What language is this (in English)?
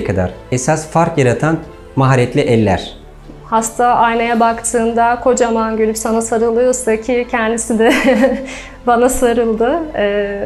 Turkish